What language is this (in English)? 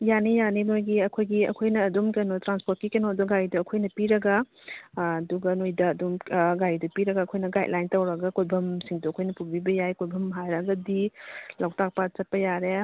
Manipuri